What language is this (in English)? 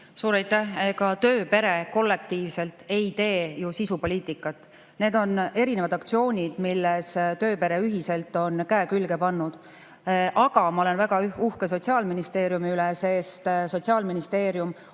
Estonian